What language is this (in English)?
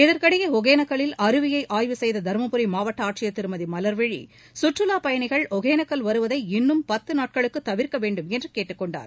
Tamil